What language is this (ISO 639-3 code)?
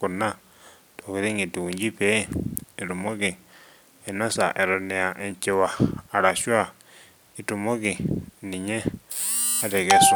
mas